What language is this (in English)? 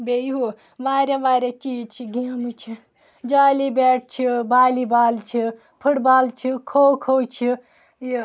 Kashmiri